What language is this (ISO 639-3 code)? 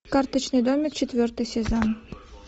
rus